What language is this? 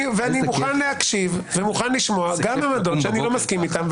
Hebrew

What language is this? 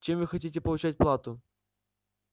Russian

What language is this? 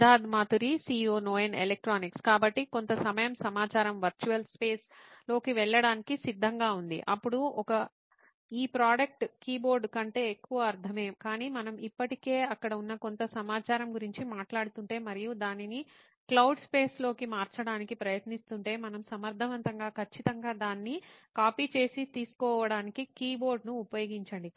Telugu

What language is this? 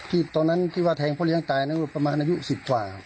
Thai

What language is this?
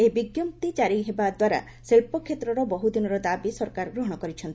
Odia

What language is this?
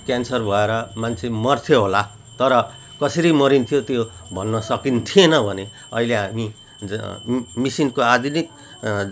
Nepali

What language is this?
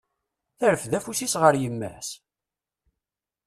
Kabyle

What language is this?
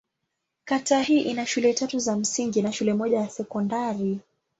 Swahili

